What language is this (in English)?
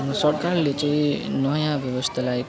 Nepali